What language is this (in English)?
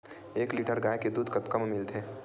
Chhattisgarhi